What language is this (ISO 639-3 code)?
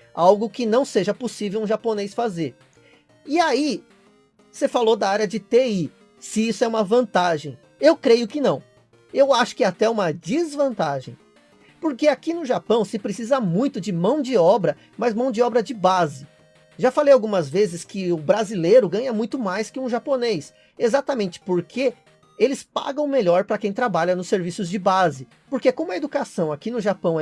por